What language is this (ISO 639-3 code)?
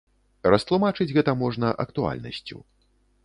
bel